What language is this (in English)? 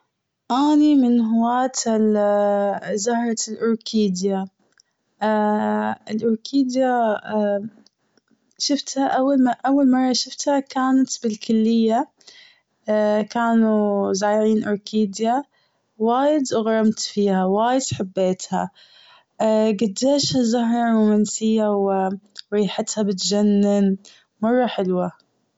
Gulf Arabic